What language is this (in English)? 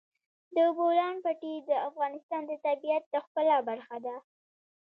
Pashto